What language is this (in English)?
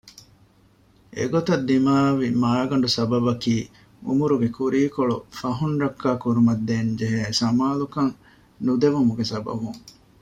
Divehi